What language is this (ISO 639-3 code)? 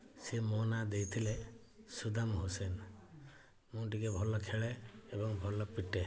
ori